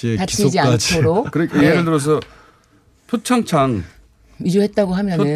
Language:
Korean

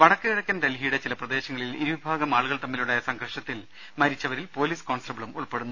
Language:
Malayalam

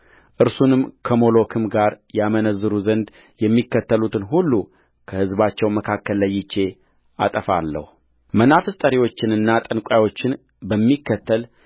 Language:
Amharic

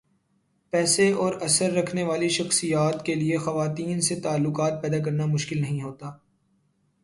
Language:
Urdu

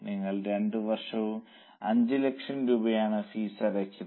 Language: Malayalam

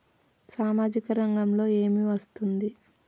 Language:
Telugu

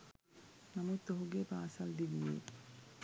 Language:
Sinhala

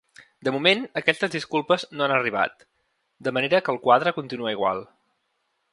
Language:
Catalan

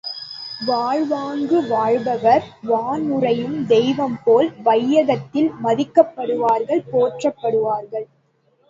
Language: Tamil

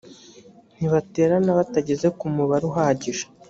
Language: Kinyarwanda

